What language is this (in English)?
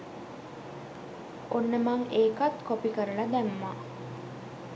Sinhala